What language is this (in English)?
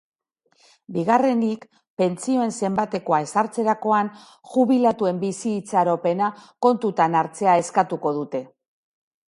Basque